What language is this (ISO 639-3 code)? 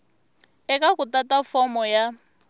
tso